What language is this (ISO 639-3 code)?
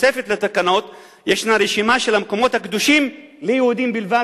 heb